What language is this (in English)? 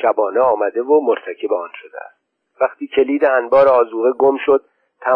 Persian